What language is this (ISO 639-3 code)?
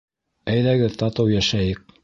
bak